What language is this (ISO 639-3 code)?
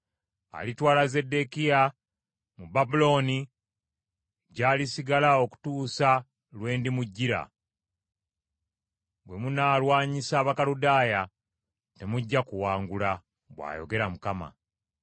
lug